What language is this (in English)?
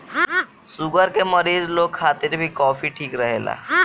Bhojpuri